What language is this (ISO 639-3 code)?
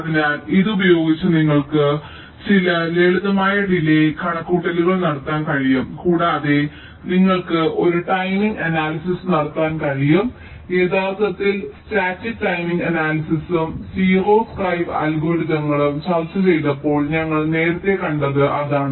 mal